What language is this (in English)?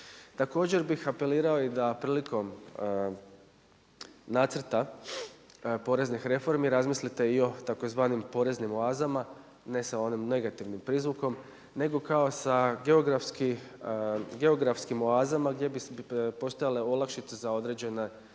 Croatian